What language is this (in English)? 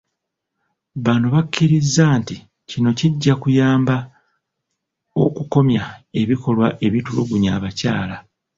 Ganda